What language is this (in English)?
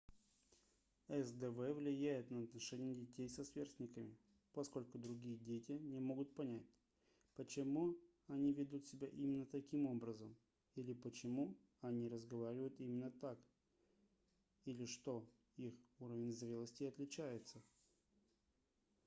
Russian